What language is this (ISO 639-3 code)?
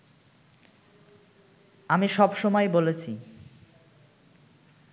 ben